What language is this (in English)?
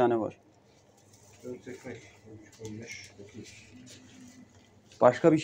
Turkish